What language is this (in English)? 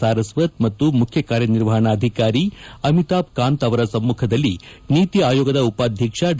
Kannada